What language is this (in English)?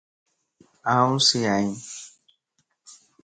Lasi